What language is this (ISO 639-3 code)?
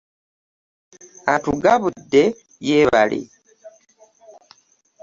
lug